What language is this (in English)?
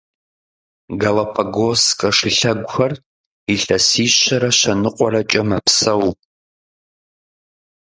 Kabardian